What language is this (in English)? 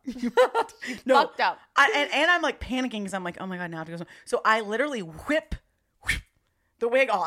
English